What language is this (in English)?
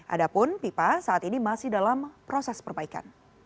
Indonesian